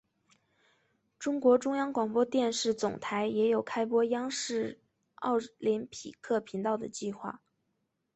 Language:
Chinese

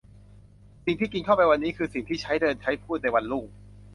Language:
Thai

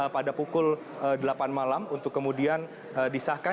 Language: Indonesian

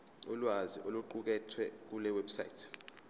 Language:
Zulu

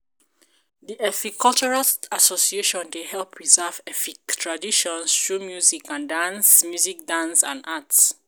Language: Nigerian Pidgin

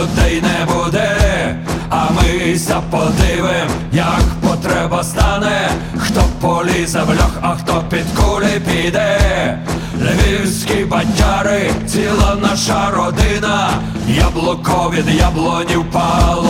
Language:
Ukrainian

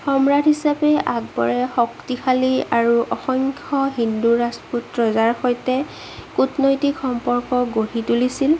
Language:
Assamese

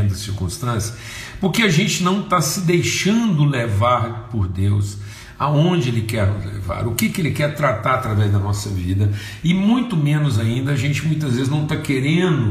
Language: Portuguese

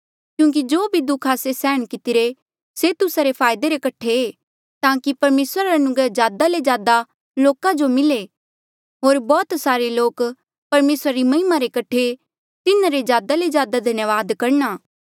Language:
Mandeali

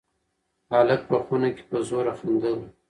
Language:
Pashto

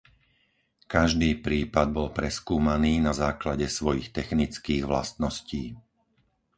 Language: Slovak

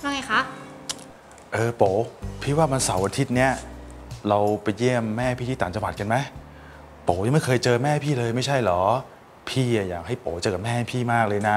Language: Thai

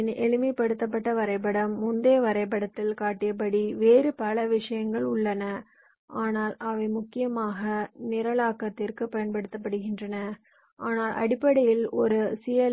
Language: Tamil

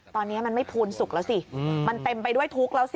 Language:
Thai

